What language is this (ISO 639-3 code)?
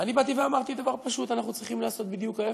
heb